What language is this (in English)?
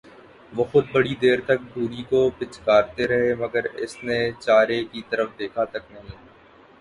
Urdu